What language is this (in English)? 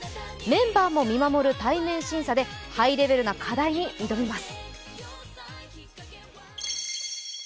Japanese